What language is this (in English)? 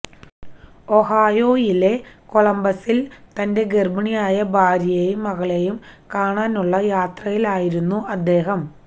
Malayalam